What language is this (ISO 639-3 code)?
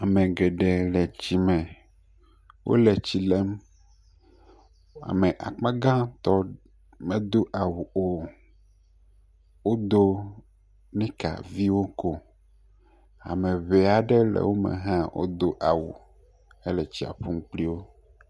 ewe